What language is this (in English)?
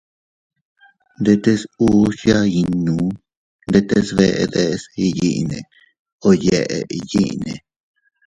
Teutila Cuicatec